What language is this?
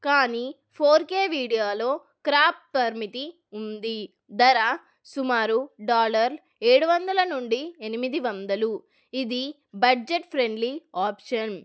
Telugu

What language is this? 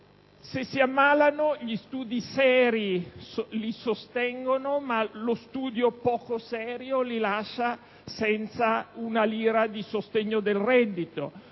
Italian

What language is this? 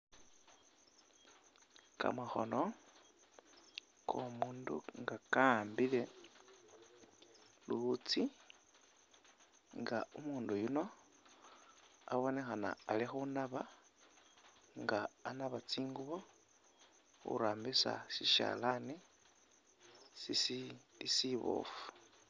Masaaba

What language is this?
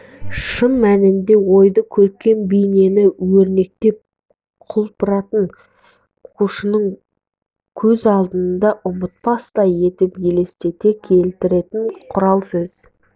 Kazakh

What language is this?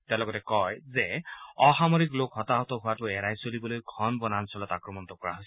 Assamese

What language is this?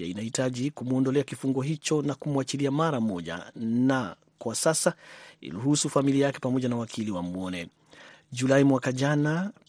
Swahili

